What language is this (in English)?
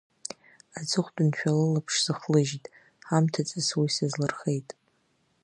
Abkhazian